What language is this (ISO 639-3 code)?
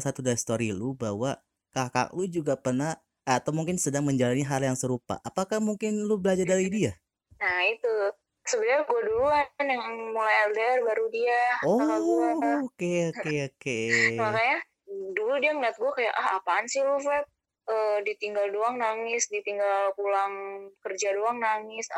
ind